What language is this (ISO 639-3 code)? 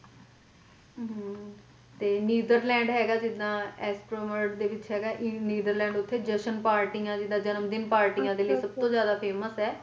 pan